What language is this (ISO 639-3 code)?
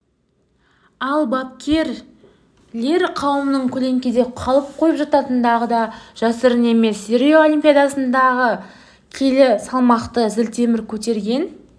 kaz